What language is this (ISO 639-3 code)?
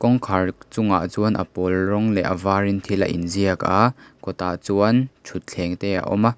lus